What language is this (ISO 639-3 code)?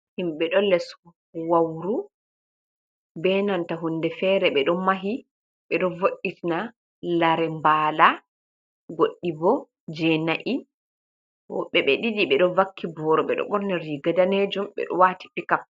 ful